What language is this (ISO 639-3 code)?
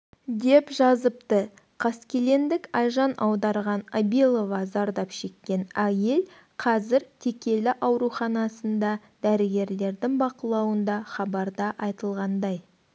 kaz